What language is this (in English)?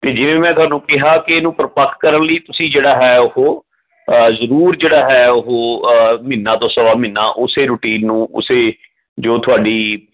Punjabi